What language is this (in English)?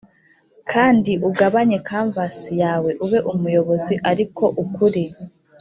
Kinyarwanda